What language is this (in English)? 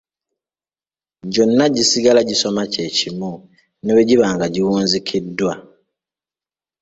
Ganda